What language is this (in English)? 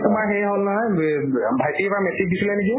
Assamese